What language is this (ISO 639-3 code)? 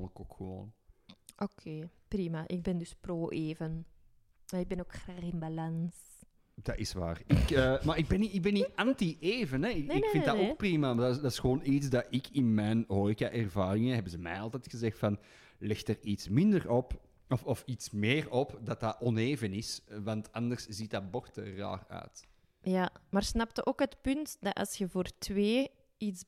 nld